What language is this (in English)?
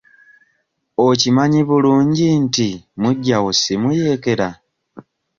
Ganda